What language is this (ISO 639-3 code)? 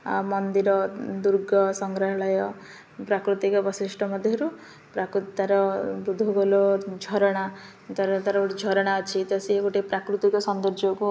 ori